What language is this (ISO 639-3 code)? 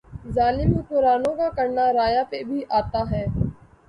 urd